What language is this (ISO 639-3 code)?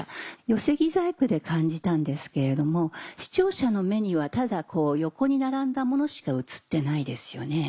jpn